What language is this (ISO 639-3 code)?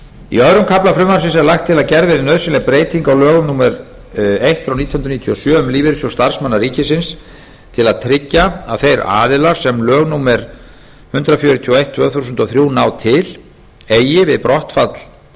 isl